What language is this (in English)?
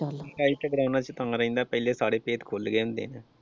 Punjabi